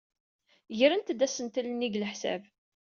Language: Kabyle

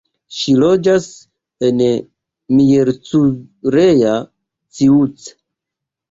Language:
Esperanto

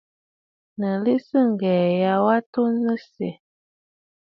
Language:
Bafut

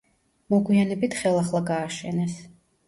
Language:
Georgian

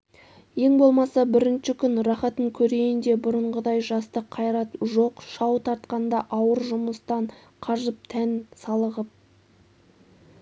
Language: Kazakh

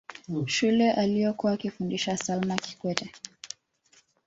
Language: Swahili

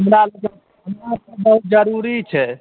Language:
Maithili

